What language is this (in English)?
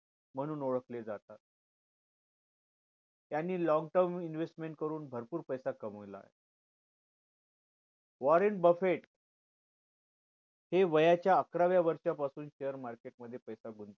Marathi